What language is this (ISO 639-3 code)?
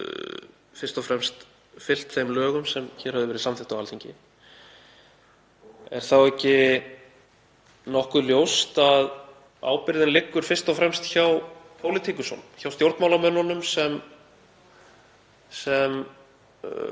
isl